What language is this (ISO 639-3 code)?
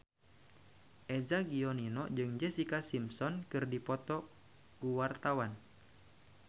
sun